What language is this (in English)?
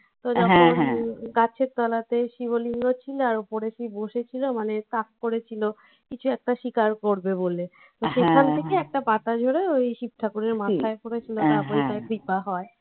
Bangla